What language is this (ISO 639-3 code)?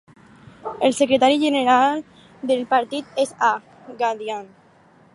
cat